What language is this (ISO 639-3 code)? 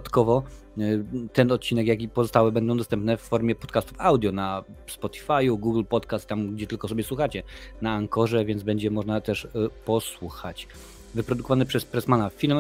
pol